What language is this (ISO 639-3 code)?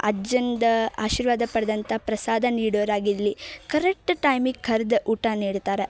kan